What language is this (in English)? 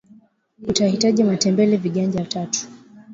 Swahili